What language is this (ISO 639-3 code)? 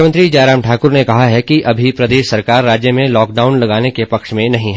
hin